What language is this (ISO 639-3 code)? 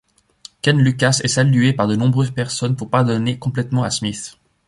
fra